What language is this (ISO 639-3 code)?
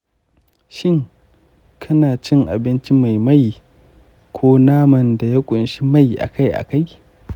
hau